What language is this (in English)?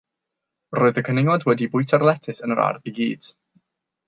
Welsh